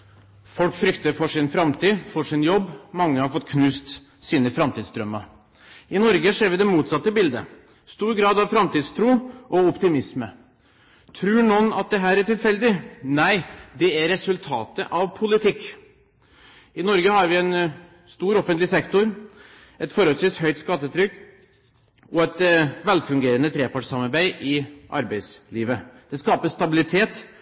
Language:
Norwegian Bokmål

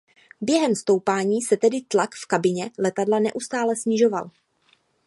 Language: Czech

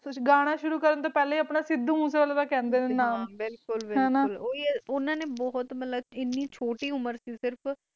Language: Punjabi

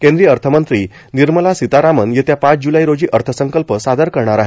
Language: Marathi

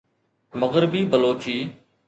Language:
Sindhi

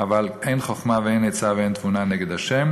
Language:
Hebrew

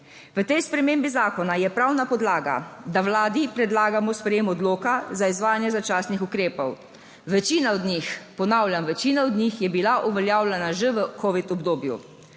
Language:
Slovenian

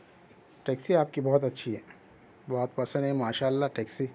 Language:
Urdu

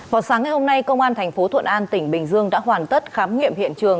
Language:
Vietnamese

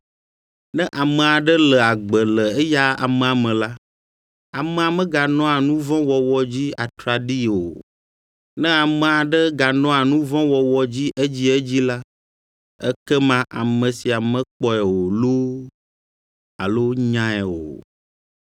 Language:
Ewe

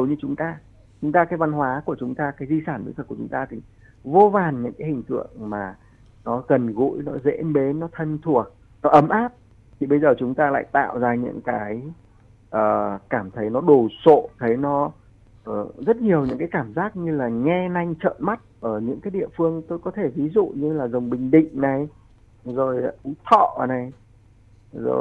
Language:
Vietnamese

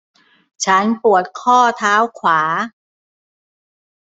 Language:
Thai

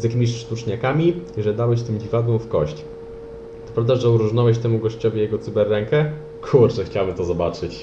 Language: Polish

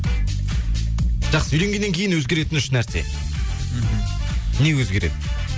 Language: Kazakh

